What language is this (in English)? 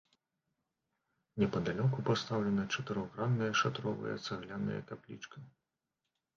Belarusian